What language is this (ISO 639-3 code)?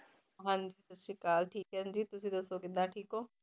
pan